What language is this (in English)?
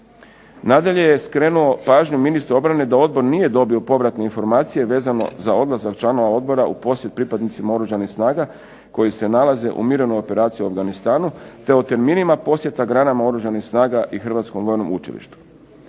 Croatian